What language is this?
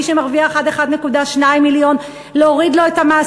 Hebrew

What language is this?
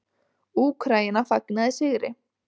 Icelandic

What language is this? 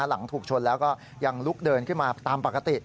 Thai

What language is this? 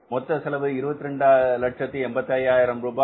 Tamil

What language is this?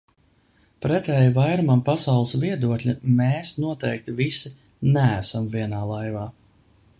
Latvian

